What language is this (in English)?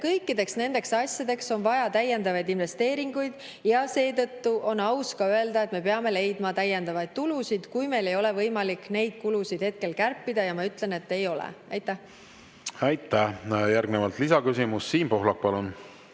Estonian